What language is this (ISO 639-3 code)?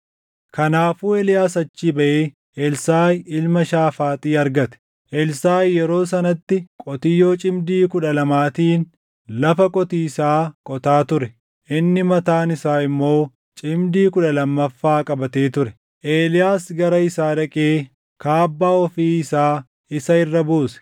orm